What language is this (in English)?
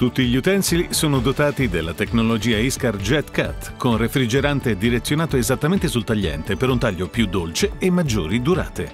Italian